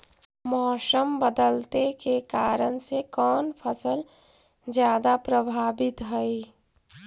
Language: Magahi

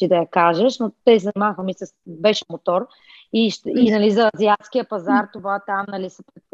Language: Bulgarian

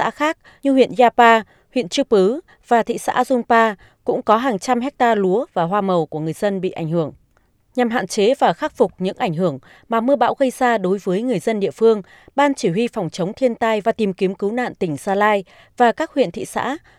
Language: Vietnamese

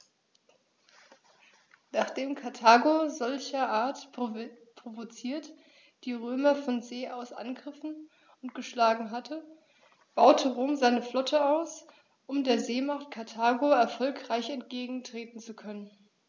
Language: German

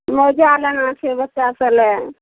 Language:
Maithili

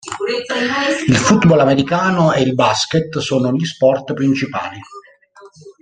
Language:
Italian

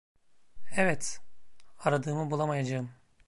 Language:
Turkish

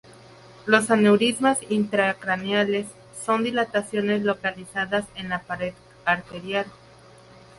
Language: Spanish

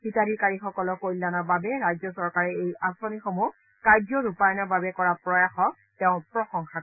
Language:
Assamese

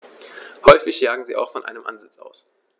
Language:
German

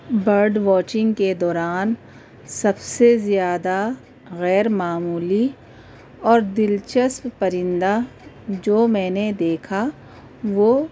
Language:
Urdu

